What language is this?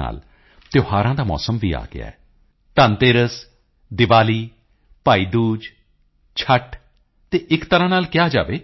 Punjabi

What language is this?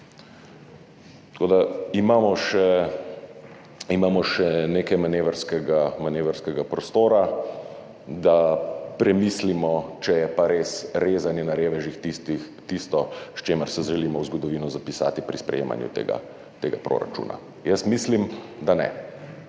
Slovenian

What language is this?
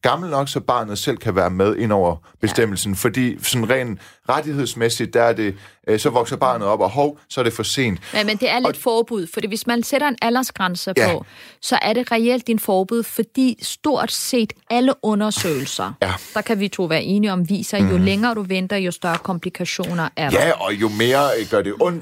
Danish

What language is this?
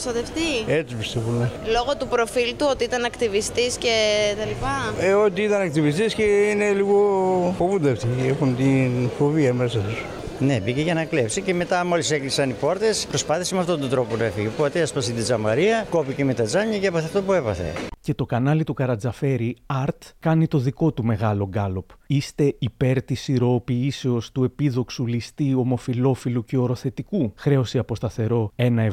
Greek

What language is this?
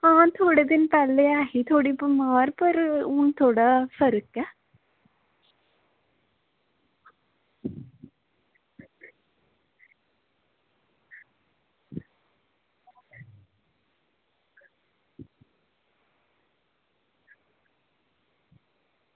Dogri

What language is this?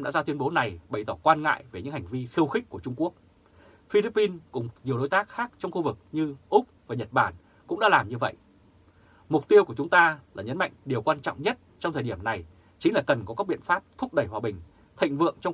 Vietnamese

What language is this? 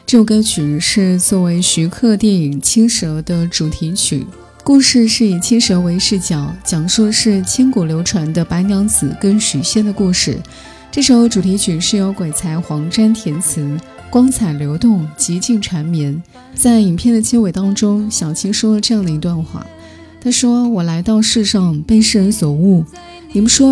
Chinese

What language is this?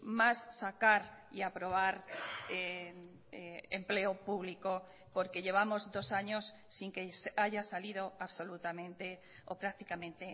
Spanish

